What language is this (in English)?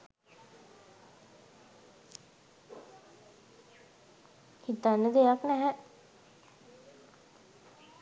Sinhala